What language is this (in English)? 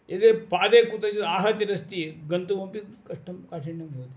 Sanskrit